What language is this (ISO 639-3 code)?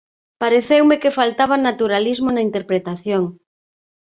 glg